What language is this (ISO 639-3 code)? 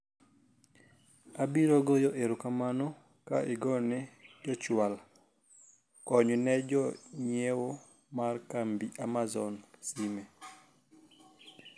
luo